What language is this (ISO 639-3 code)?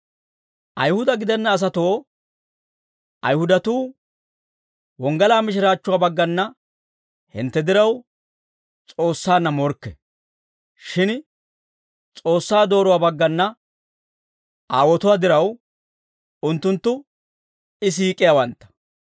dwr